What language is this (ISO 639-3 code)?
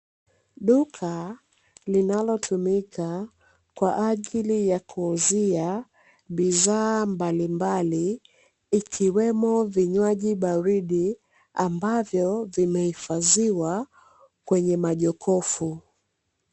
swa